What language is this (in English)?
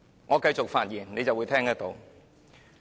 Cantonese